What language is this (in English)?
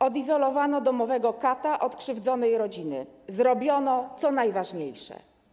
Polish